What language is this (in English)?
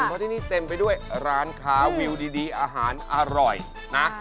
Thai